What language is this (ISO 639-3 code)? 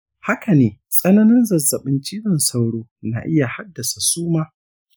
hau